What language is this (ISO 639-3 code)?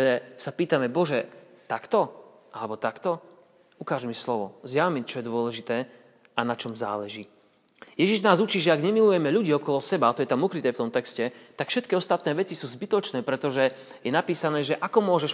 slk